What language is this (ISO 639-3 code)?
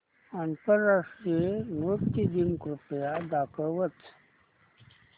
mar